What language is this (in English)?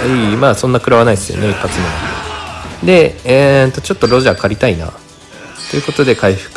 Japanese